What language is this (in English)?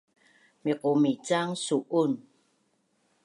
Bunun